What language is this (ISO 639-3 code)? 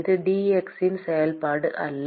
tam